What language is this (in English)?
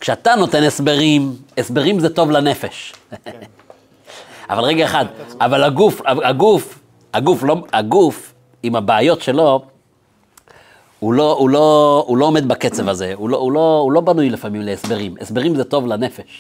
Hebrew